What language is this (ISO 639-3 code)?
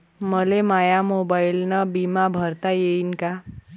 mar